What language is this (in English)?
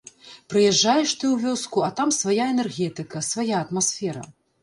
Belarusian